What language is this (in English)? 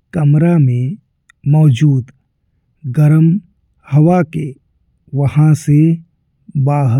Bhojpuri